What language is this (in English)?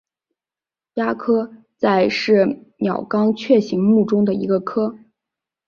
Chinese